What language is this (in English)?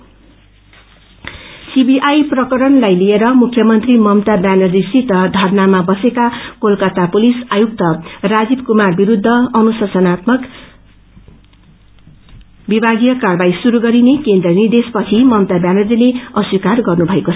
Nepali